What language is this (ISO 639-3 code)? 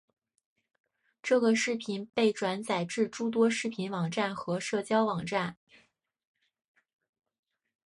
zho